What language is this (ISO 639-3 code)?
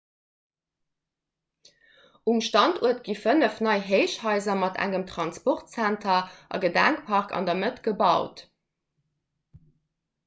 ltz